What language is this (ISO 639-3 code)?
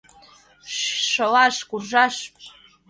chm